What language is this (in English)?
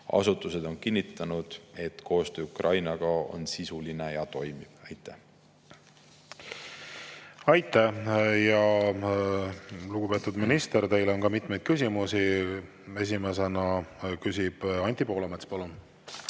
Estonian